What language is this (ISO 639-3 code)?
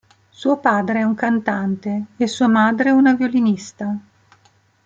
ita